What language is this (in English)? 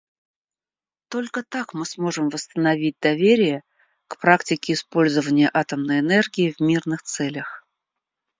Russian